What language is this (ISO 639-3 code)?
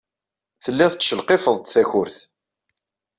kab